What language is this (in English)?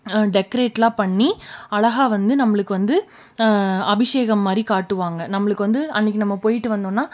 Tamil